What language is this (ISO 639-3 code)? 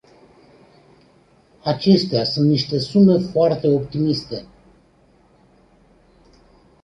ron